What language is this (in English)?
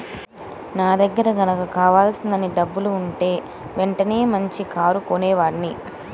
Telugu